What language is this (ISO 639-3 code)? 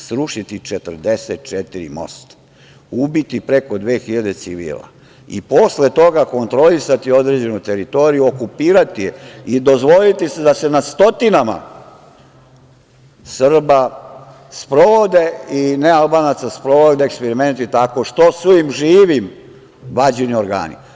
srp